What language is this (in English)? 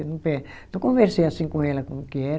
Portuguese